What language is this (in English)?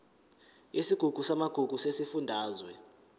Zulu